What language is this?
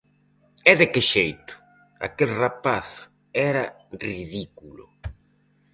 Galician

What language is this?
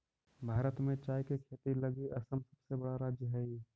Magahi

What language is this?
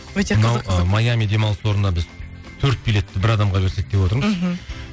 Kazakh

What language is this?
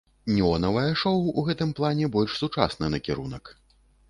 Belarusian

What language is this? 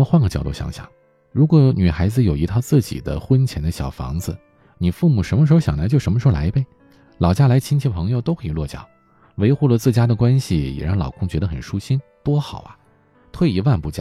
Chinese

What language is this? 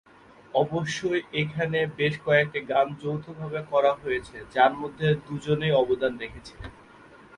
Bangla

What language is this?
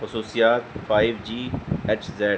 Urdu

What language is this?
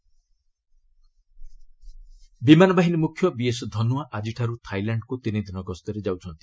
Odia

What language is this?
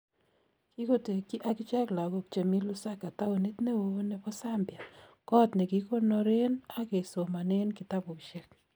Kalenjin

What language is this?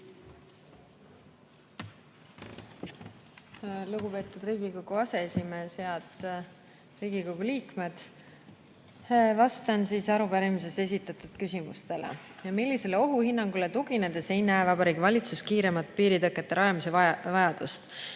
Estonian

